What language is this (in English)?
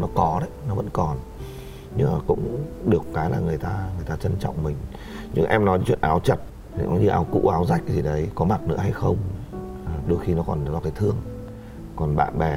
Vietnamese